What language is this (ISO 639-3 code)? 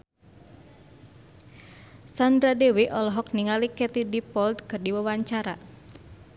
sun